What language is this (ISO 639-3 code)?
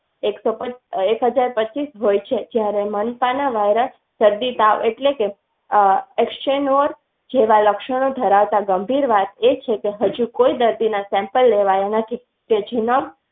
guj